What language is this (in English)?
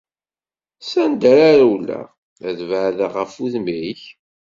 Kabyle